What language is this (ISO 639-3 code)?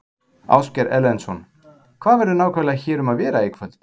isl